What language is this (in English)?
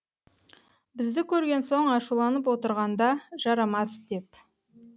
Kazakh